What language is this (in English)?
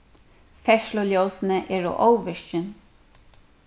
Faroese